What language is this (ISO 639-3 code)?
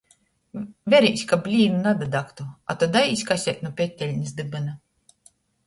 ltg